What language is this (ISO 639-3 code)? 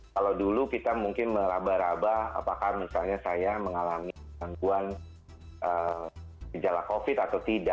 ind